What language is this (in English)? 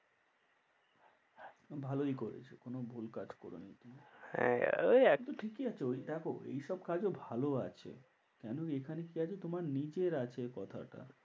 Bangla